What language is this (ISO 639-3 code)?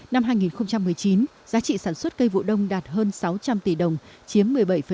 vie